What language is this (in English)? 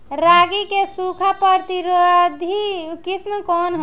Bhojpuri